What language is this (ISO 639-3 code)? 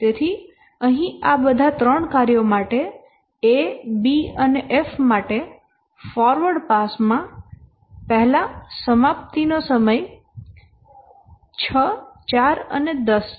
guj